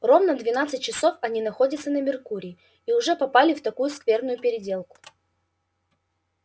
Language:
Russian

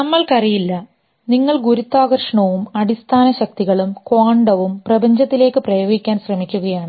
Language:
Malayalam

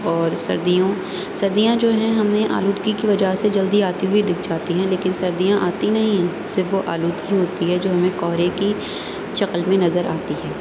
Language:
Urdu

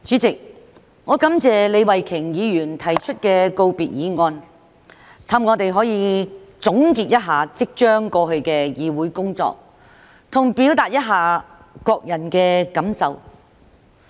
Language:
Cantonese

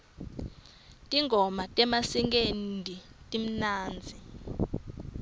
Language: Swati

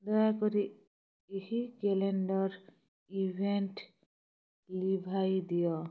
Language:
Odia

